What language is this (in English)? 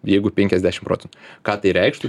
Lithuanian